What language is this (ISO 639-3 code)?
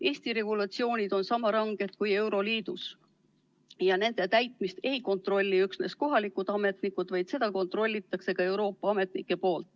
est